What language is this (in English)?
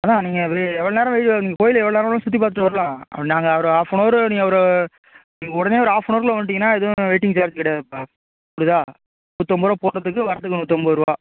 Tamil